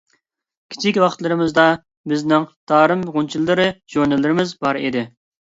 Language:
Uyghur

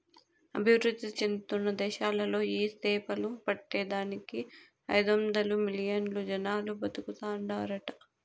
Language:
Telugu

